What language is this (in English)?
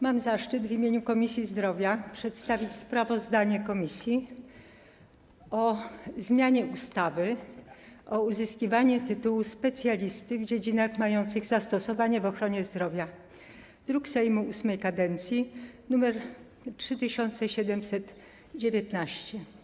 Polish